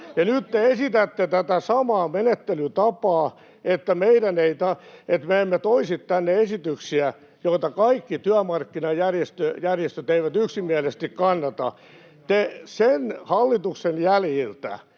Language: Finnish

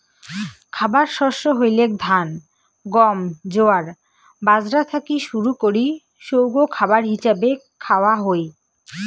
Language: Bangla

